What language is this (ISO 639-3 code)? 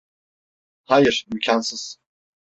tur